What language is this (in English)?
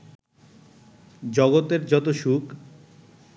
Bangla